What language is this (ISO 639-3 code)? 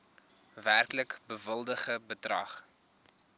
afr